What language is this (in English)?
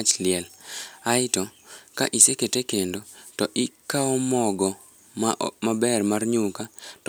Luo (Kenya and Tanzania)